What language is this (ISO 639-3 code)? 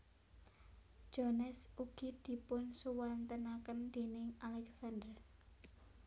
jav